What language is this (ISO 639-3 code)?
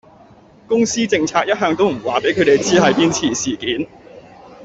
yue